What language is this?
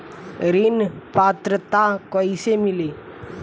Bhojpuri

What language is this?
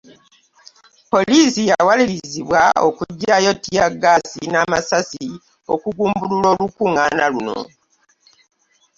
Ganda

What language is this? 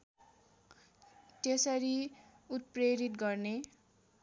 Nepali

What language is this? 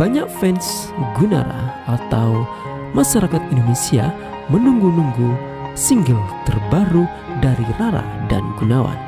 Indonesian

